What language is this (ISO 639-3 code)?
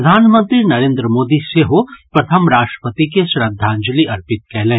mai